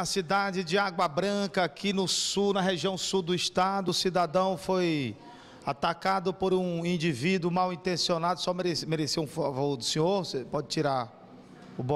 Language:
Portuguese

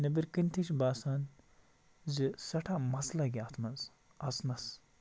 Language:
Kashmiri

